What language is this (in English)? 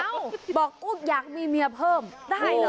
Thai